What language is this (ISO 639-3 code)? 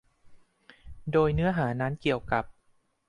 tha